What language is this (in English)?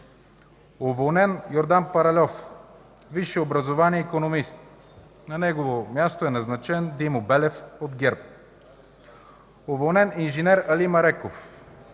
Bulgarian